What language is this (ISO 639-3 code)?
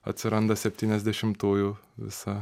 lit